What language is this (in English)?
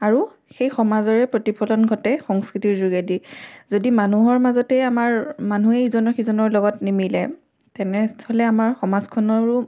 Assamese